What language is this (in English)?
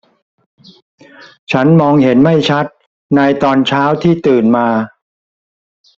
Thai